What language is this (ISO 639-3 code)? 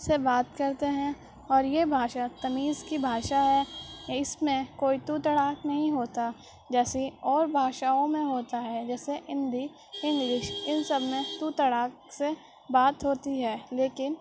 urd